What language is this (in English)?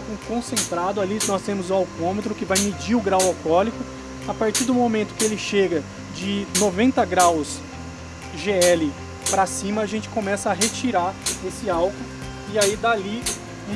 Portuguese